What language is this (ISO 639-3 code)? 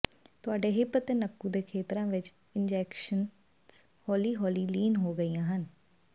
pan